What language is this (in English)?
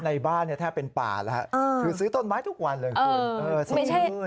Thai